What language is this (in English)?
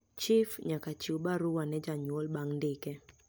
Luo (Kenya and Tanzania)